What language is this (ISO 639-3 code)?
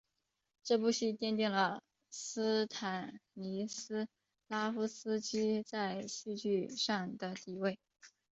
zho